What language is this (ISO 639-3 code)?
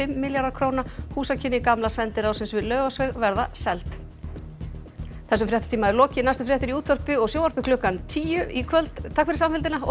isl